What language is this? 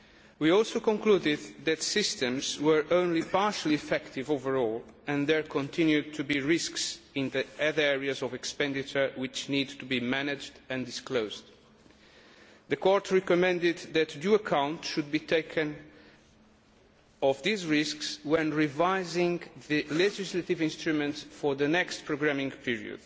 English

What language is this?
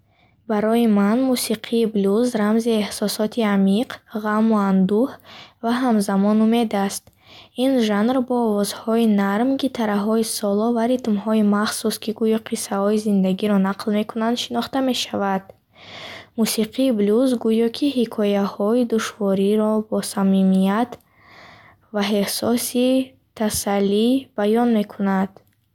Bukharic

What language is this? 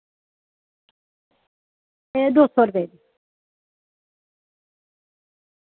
Dogri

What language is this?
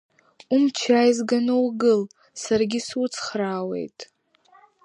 Abkhazian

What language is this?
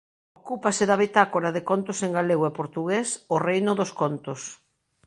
Galician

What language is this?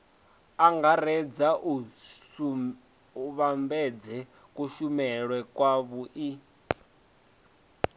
Venda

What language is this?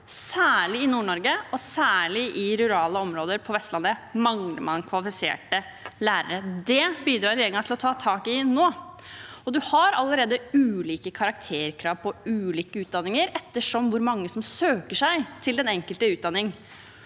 Norwegian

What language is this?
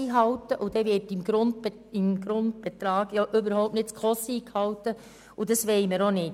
Swiss German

